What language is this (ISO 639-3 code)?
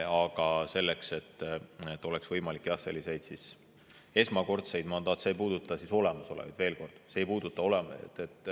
est